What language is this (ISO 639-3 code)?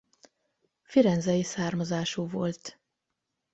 hun